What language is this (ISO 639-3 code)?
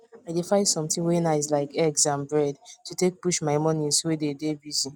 pcm